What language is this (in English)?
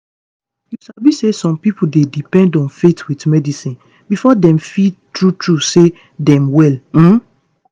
Nigerian Pidgin